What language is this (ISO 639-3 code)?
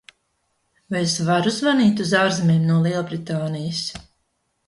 lav